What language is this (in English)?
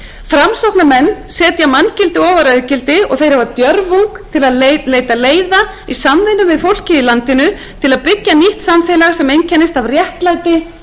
Icelandic